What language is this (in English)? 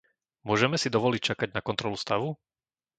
Slovak